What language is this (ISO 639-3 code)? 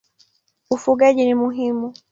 swa